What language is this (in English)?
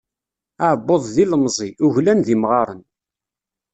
Kabyle